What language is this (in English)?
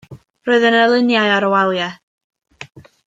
Welsh